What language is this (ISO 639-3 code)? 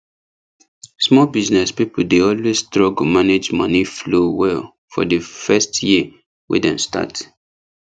pcm